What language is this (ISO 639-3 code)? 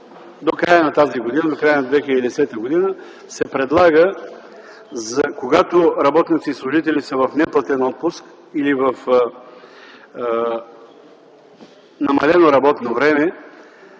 bul